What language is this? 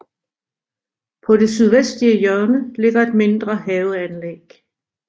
Danish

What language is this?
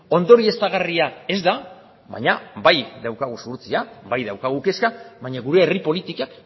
Basque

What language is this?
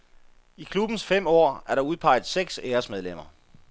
Danish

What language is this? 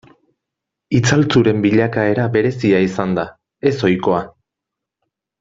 Basque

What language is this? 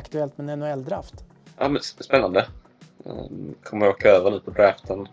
Swedish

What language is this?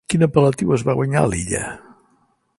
Catalan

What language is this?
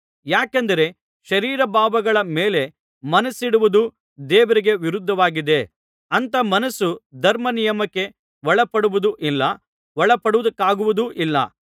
Kannada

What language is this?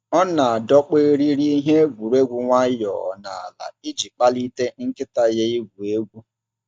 Igbo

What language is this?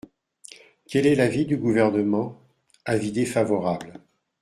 French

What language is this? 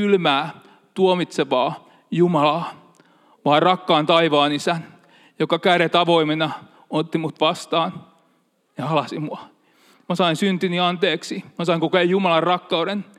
Finnish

